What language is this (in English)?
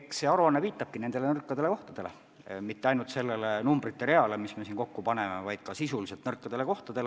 Estonian